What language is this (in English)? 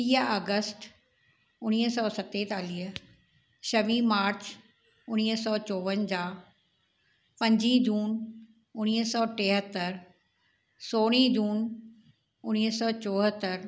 Sindhi